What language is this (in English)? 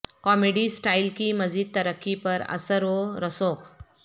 Urdu